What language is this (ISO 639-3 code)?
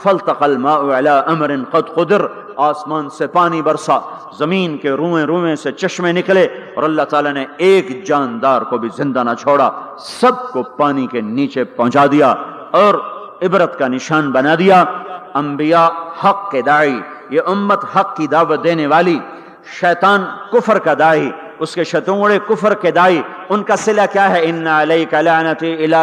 urd